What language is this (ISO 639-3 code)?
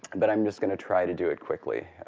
eng